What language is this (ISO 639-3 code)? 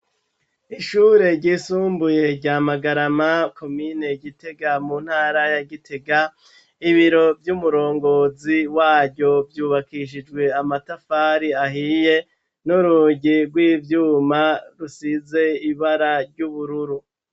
run